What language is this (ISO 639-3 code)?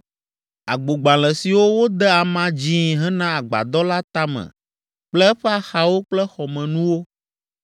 ewe